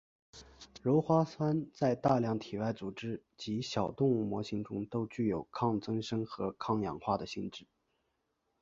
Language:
Chinese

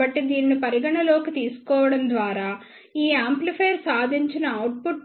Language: Telugu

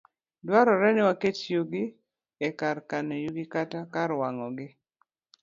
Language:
Luo (Kenya and Tanzania)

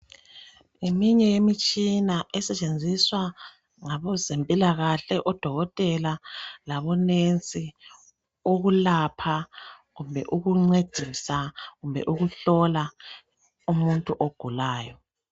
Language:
North Ndebele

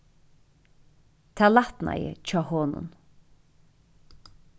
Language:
Faroese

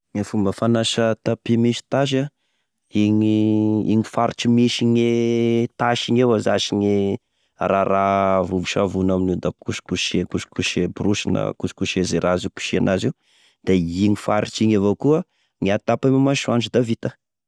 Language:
Tesaka Malagasy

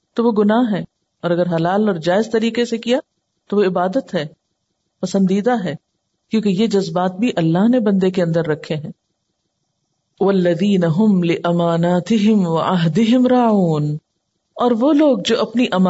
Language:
Urdu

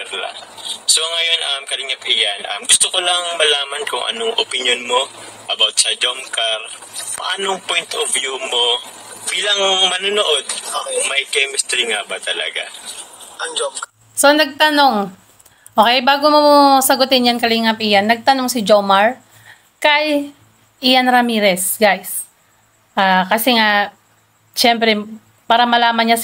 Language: Filipino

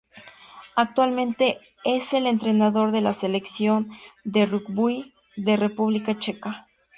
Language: Spanish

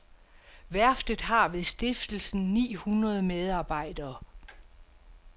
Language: Danish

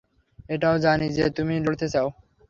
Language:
Bangla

